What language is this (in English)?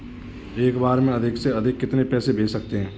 Hindi